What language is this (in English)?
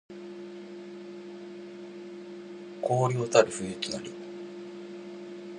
Japanese